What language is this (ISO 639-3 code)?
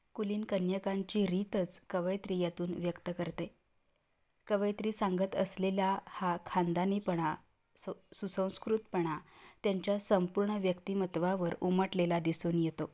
mar